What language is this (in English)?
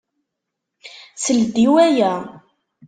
Kabyle